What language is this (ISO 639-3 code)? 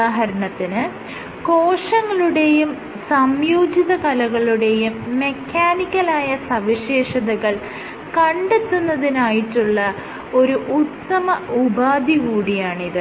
mal